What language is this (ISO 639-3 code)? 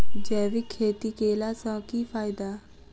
mai